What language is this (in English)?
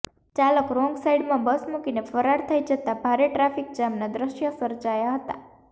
Gujarati